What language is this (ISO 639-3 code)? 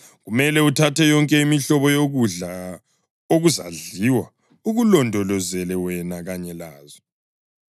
nde